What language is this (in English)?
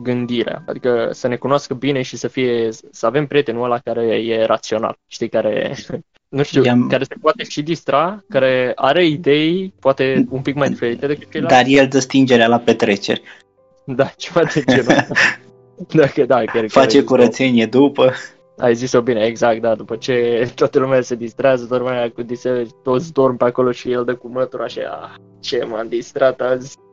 Romanian